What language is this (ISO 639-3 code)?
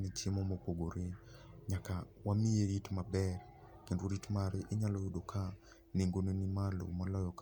luo